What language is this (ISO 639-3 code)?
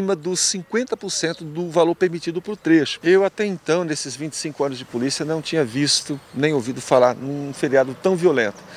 por